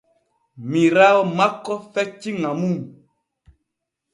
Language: Borgu Fulfulde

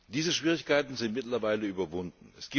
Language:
German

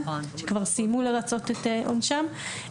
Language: Hebrew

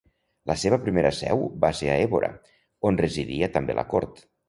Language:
Catalan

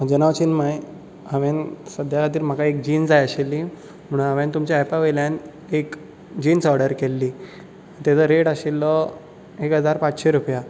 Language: Konkani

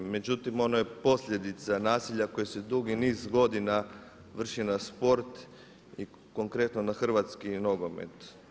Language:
Croatian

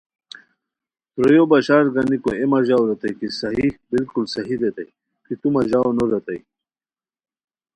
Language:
Khowar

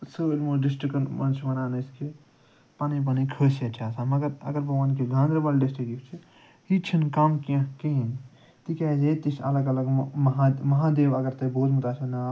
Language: Kashmiri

